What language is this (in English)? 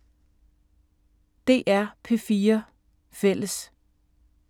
Danish